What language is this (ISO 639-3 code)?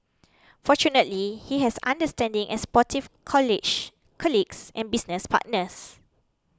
eng